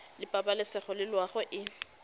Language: Tswana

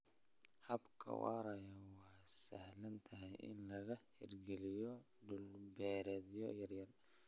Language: Somali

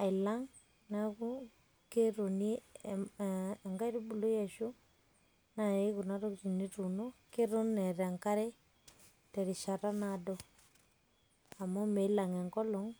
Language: Masai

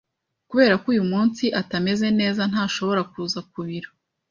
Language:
Kinyarwanda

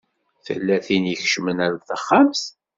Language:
Kabyle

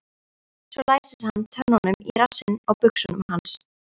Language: Icelandic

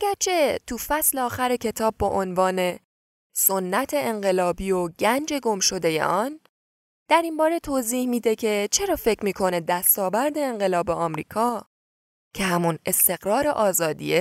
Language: Persian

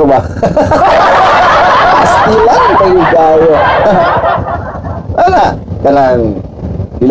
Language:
Filipino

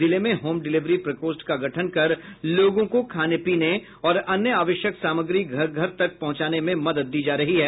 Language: Hindi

